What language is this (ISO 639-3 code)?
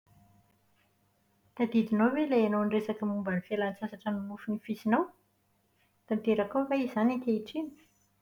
mlg